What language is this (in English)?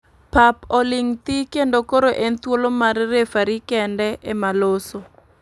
Luo (Kenya and Tanzania)